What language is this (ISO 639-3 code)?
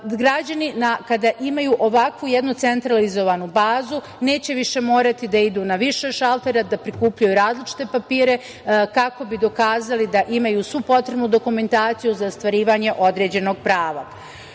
srp